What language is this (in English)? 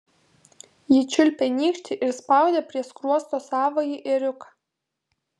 Lithuanian